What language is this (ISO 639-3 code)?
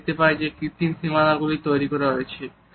ben